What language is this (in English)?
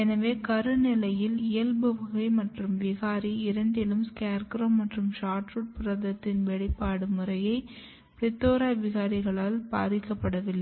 Tamil